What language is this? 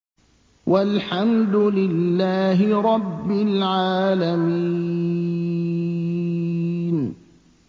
Arabic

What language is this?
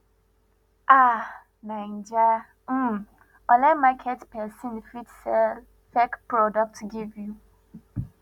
Nigerian Pidgin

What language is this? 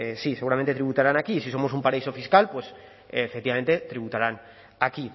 Spanish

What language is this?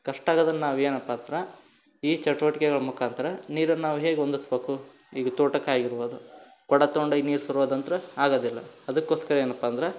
Kannada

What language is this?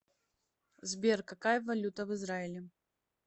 Russian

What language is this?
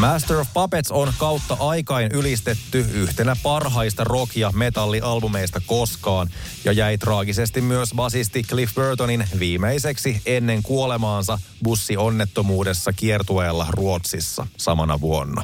Finnish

